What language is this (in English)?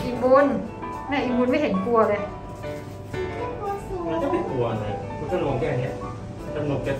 Thai